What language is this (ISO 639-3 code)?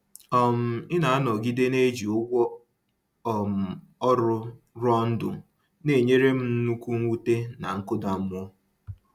ibo